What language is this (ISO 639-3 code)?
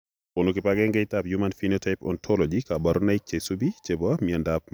kln